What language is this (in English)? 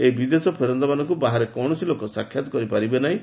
Odia